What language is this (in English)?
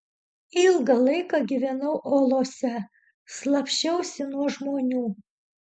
Lithuanian